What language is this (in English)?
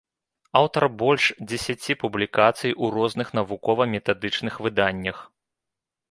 Belarusian